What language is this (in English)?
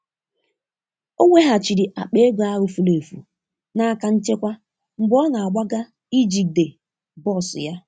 Igbo